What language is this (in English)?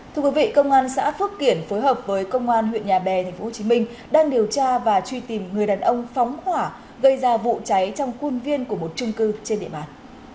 Vietnamese